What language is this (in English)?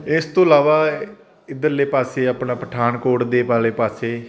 Punjabi